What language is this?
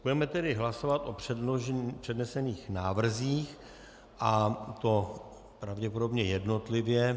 Czech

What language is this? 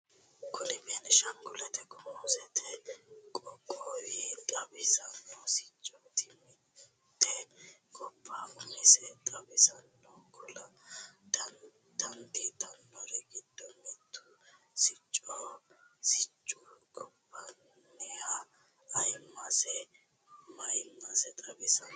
Sidamo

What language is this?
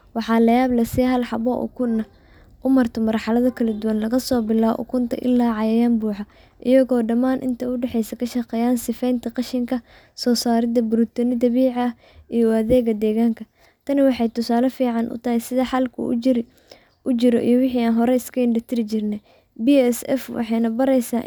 Somali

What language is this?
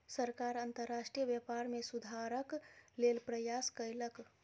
Maithili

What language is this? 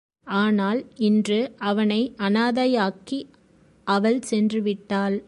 Tamil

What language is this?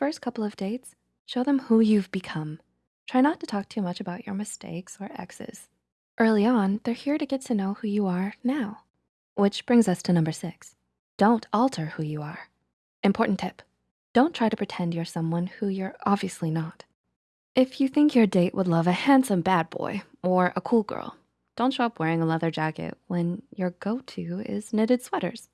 English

